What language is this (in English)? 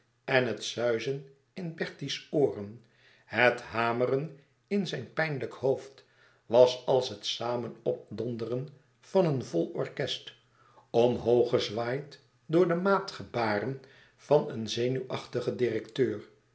Dutch